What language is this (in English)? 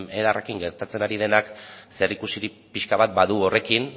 Basque